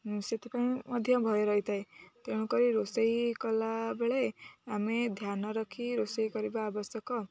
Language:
Odia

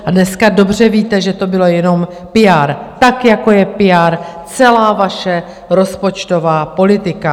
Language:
Czech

